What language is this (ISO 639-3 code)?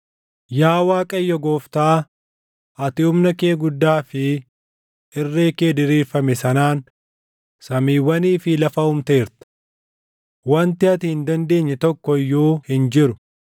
orm